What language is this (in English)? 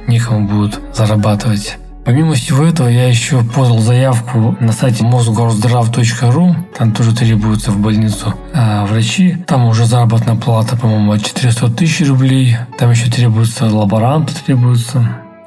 Russian